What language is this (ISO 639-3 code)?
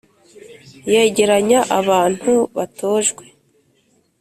kin